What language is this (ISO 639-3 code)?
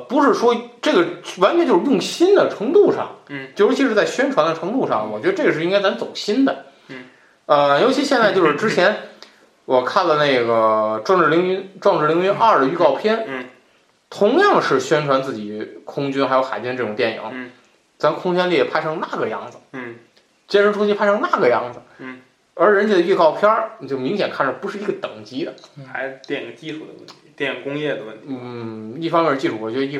zho